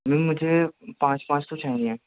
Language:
Urdu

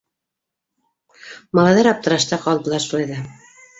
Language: Bashkir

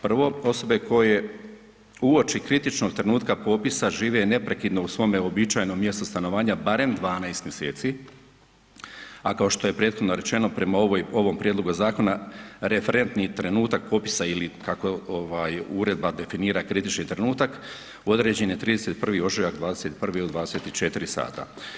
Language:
Croatian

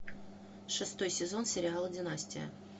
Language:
Russian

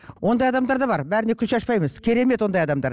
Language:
Kazakh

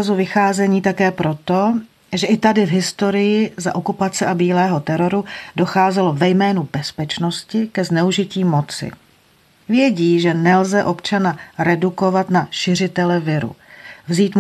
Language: Czech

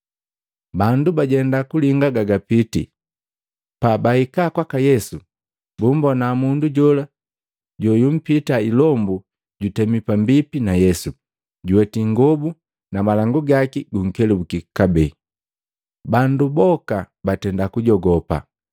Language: Matengo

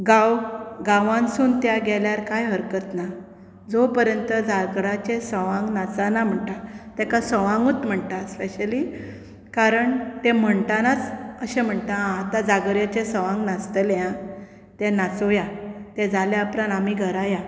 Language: Konkani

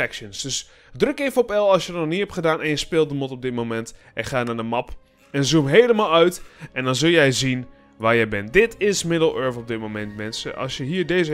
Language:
Dutch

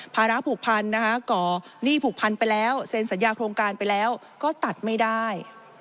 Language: Thai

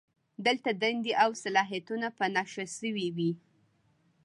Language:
Pashto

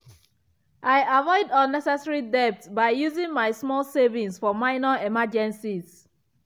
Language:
Nigerian Pidgin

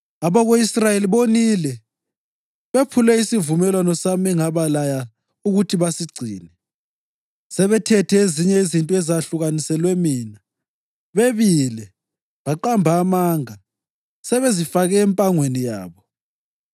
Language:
North Ndebele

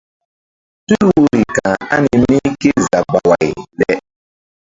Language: Mbum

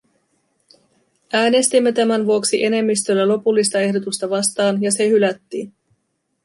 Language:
Finnish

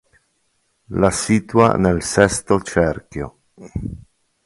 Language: Italian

